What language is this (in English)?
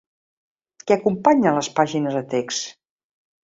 Catalan